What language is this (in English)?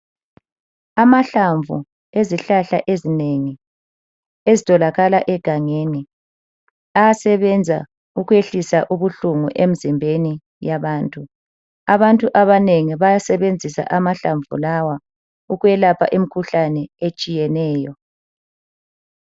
North Ndebele